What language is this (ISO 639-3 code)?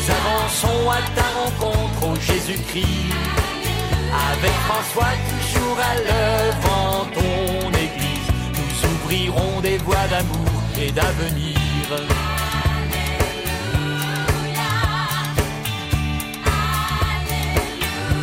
fra